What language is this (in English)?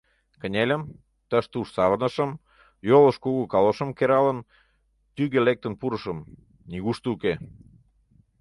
Mari